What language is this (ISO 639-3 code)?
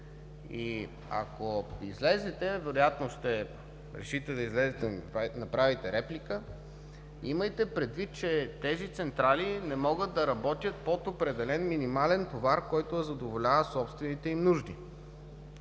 bul